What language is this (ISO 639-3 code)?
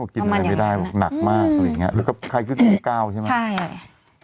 tha